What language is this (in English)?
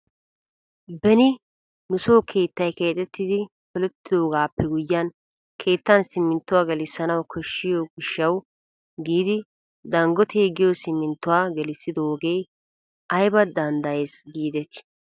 Wolaytta